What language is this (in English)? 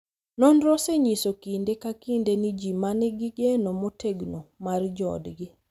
Luo (Kenya and Tanzania)